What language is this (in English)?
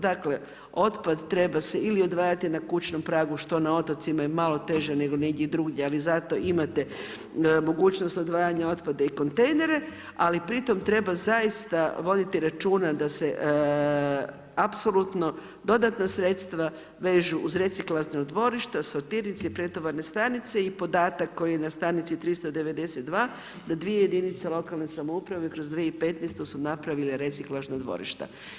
Croatian